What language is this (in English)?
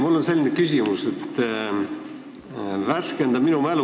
Estonian